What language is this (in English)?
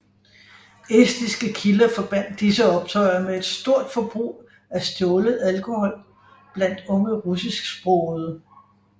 Danish